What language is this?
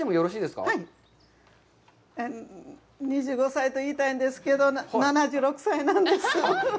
Japanese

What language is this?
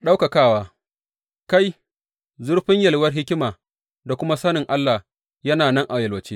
Hausa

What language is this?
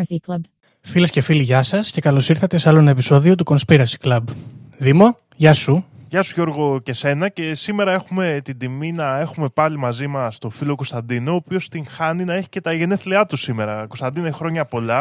Greek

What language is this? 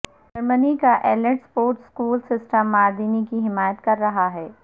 Urdu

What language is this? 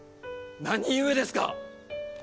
Japanese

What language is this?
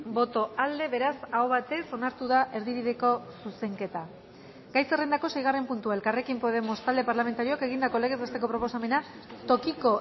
Basque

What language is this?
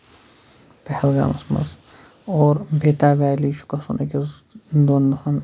Kashmiri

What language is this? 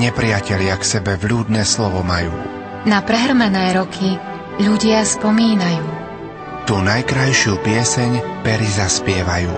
Slovak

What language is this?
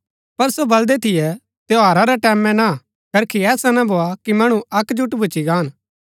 Gaddi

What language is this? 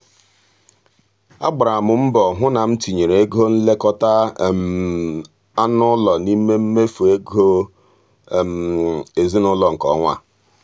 Igbo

